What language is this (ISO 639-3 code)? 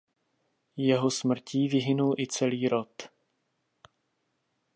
ces